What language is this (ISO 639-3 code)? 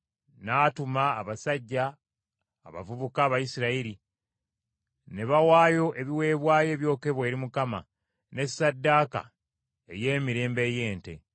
lug